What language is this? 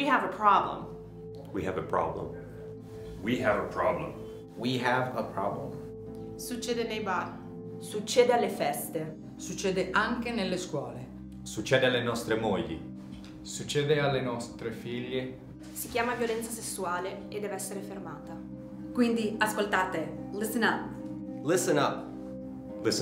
Italian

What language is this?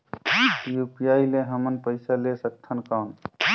Chhattisgarhi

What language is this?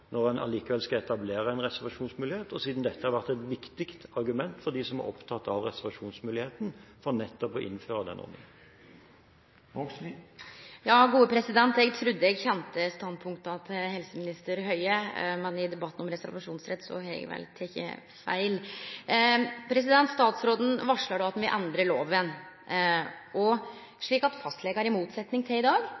Norwegian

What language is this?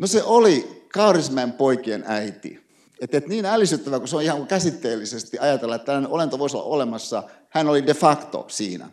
Finnish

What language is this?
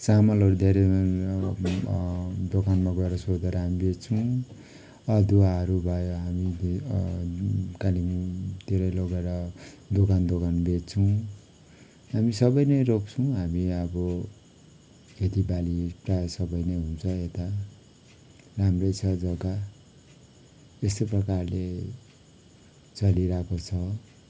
Nepali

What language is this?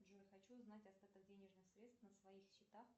Russian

